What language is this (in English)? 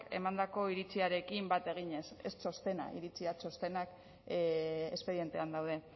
Basque